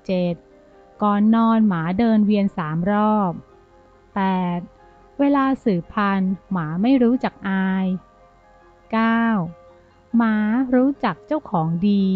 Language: Thai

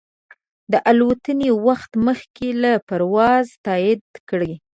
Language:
Pashto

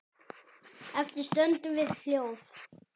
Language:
Icelandic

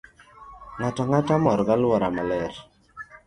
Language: Luo (Kenya and Tanzania)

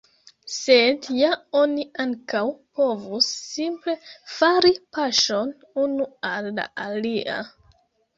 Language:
Esperanto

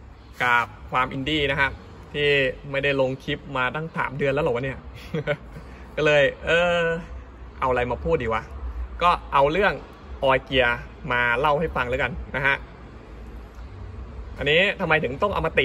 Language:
Thai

